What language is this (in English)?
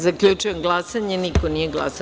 Serbian